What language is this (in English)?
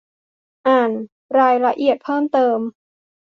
Thai